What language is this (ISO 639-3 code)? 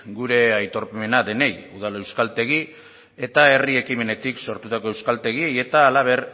eus